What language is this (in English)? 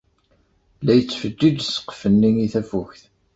Kabyle